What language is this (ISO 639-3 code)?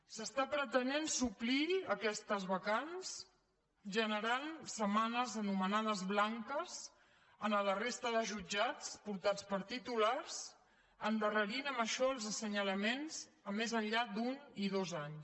cat